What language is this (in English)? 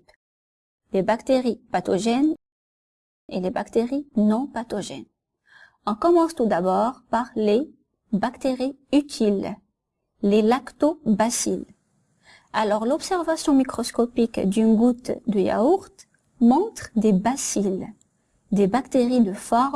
French